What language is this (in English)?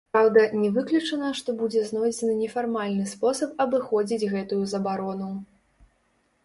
Belarusian